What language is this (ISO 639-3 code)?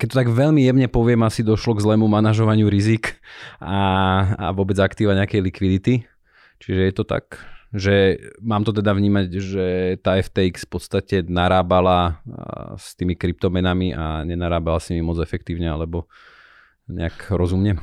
slk